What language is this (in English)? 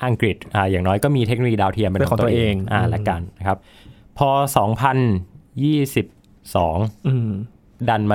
Thai